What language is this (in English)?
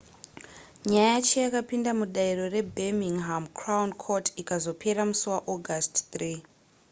Shona